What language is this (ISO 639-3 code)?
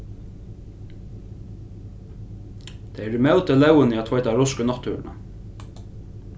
fao